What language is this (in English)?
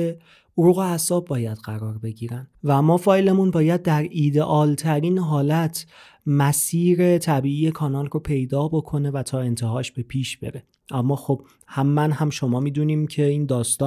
Persian